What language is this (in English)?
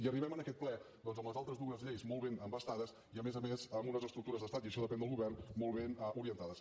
Catalan